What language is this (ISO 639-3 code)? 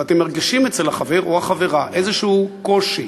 heb